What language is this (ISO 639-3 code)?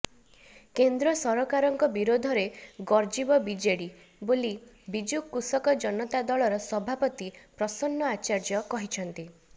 ori